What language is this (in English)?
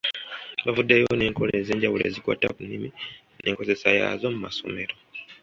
Ganda